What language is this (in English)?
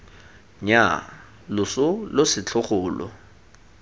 Tswana